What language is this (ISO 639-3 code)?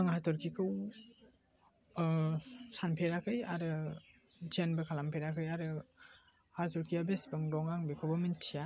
brx